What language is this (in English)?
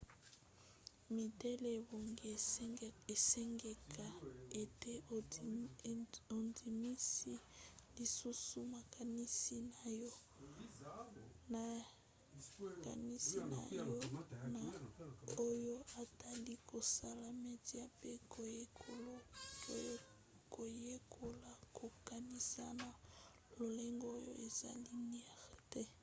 Lingala